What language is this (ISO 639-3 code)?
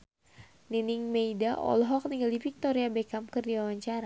sun